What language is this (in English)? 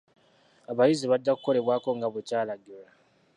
Ganda